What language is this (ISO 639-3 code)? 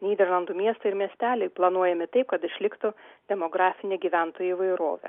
lit